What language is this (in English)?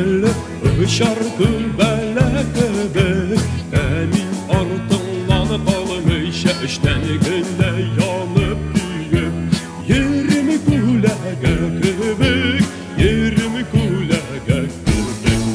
Turkish